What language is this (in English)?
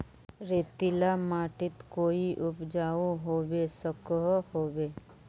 Magahi